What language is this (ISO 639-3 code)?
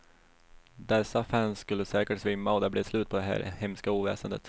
swe